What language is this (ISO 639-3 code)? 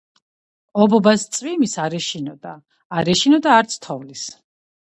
kat